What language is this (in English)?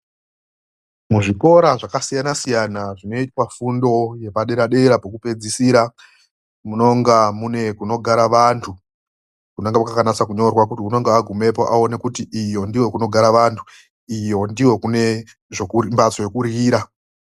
Ndau